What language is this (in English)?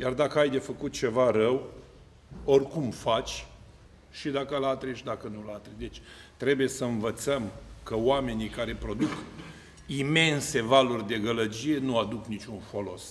Romanian